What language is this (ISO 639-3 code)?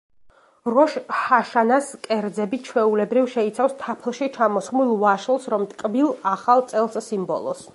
kat